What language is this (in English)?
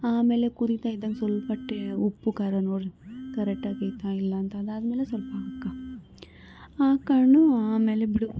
Kannada